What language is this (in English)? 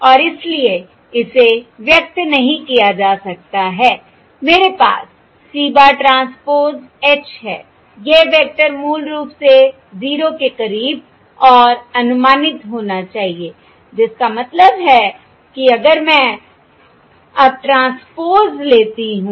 Hindi